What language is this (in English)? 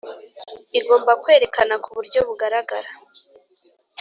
Kinyarwanda